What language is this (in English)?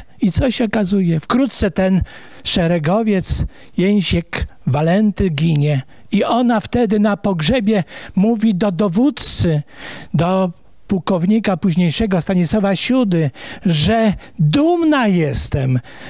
Polish